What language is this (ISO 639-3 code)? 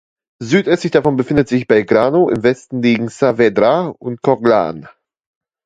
deu